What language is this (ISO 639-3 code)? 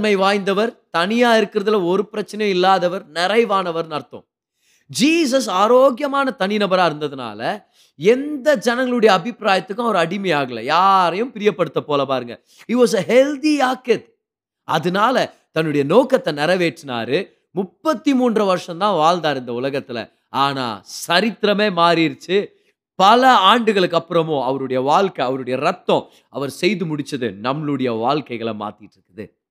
tam